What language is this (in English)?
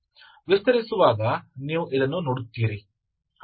Kannada